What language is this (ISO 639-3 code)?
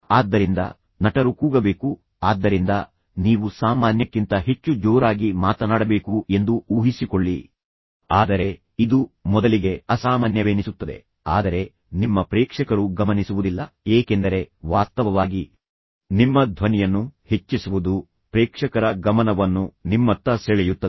kan